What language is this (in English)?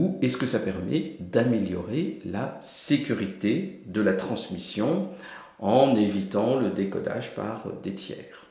French